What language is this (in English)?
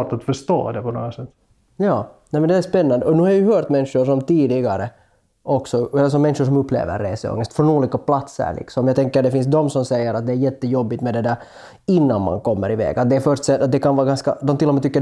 Swedish